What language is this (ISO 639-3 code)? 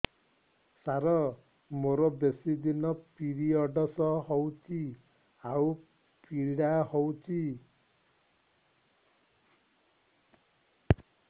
ori